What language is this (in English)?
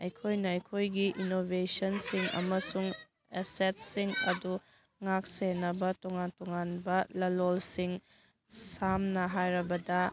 Manipuri